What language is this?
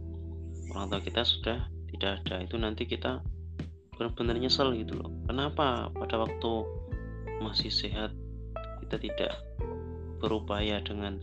Indonesian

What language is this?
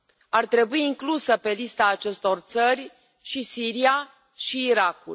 Romanian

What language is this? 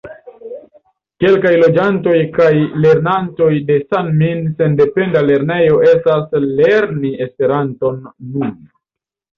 Esperanto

